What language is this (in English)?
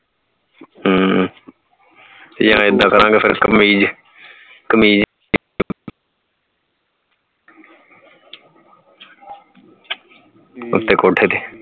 Punjabi